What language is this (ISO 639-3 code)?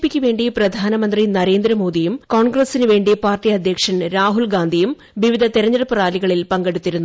mal